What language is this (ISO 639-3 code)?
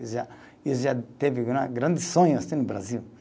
por